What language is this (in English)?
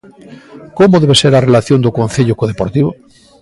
Galician